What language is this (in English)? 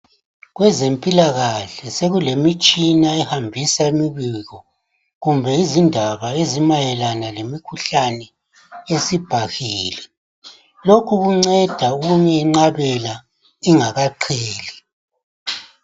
North Ndebele